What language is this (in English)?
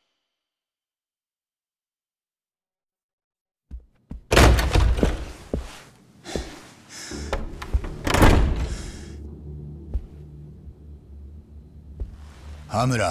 Japanese